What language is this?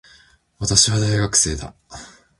Japanese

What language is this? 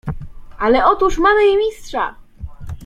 Polish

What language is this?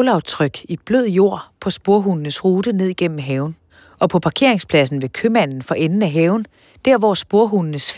Danish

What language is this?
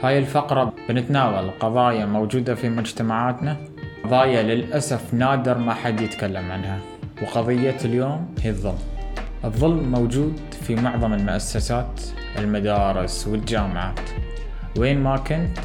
Arabic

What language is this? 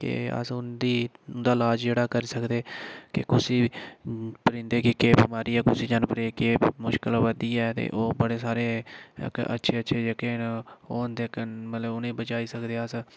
Dogri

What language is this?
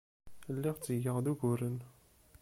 Kabyle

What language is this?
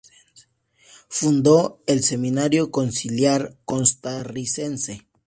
Spanish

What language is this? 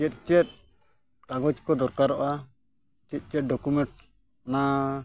Santali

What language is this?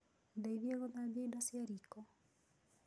Kikuyu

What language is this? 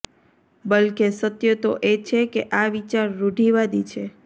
Gujarati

